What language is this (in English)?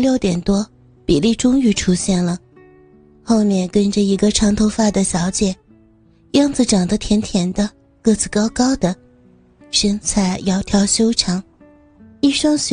Chinese